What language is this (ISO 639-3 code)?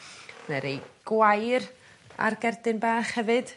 cym